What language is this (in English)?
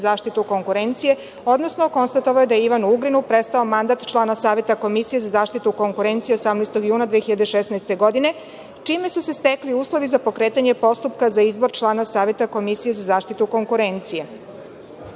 Serbian